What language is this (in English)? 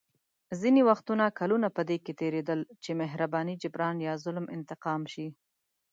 Pashto